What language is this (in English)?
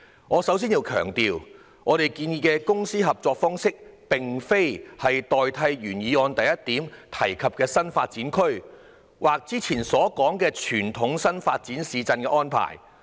Cantonese